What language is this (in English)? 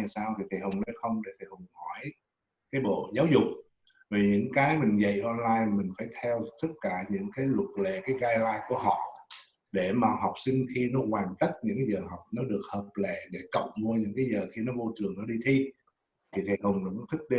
Vietnamese